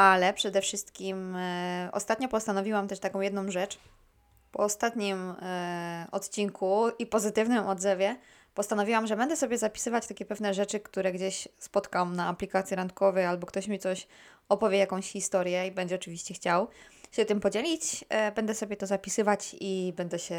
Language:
Polish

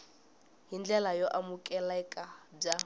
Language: Tsonga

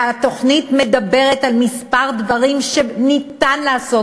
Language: Hebrew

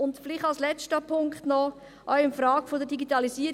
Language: Swiss German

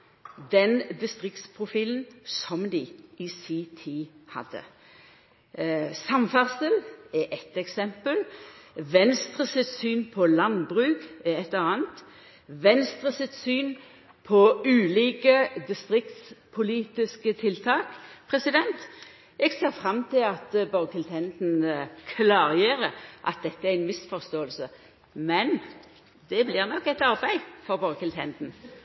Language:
Norwegian Nynorsk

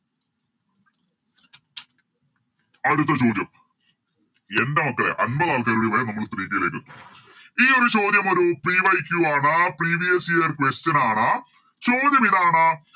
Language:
Malayalam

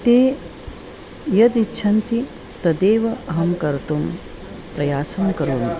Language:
Sanskrit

